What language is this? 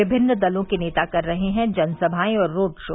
Hindi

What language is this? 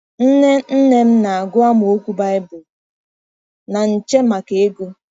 Igbo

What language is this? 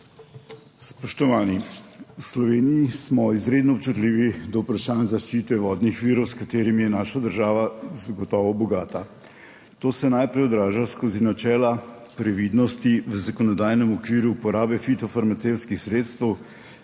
Slovenian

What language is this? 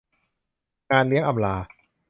Thai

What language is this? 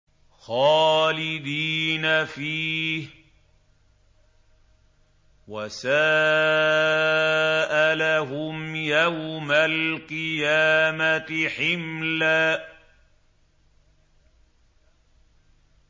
Arabic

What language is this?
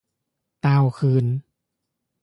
Lao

